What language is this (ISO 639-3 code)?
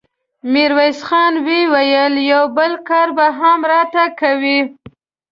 pus